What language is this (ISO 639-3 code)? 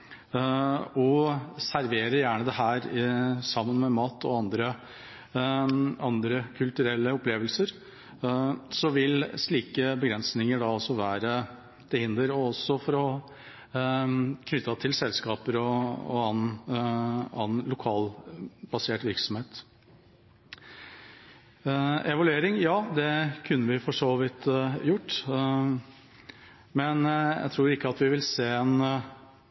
nob